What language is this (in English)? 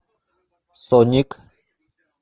Russian